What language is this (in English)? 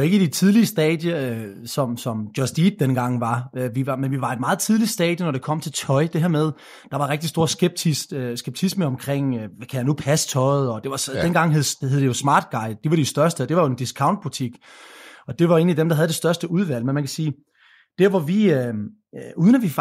Danish